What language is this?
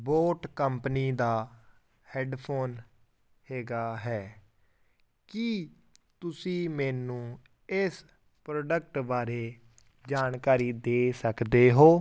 Punjabi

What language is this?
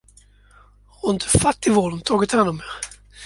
Swedish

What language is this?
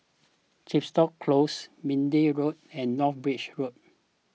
English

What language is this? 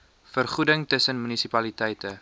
Afrikaans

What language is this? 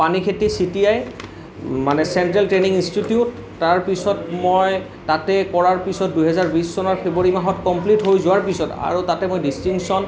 Assamese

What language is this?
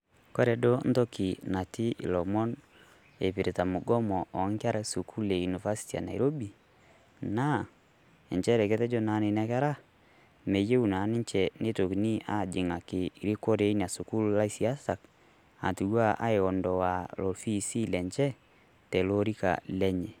Masai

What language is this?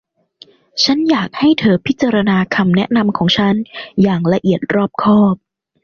Thai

